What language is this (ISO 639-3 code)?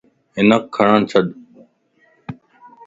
lss